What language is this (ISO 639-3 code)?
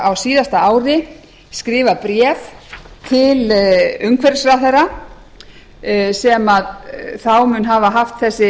isl